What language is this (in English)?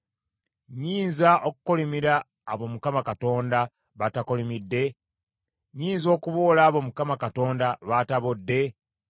Ganda